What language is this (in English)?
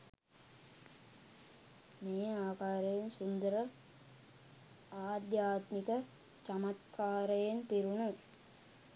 Sinhala